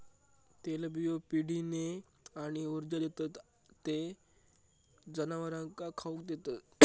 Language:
Marathi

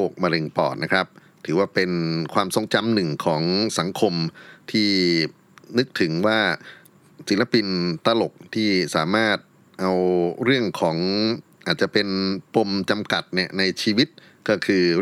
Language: Thai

